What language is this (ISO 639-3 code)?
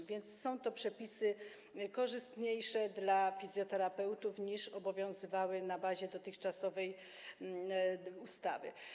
pol